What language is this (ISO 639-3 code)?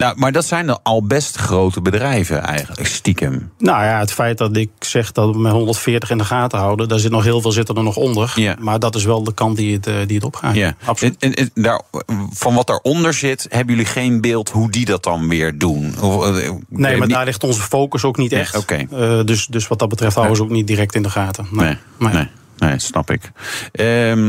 nld